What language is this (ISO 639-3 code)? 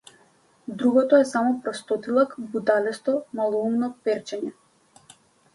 mkd